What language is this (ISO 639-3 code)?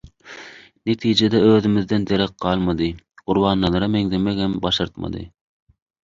tuk